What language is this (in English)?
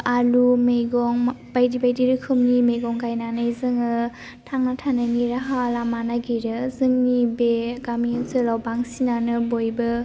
Bodo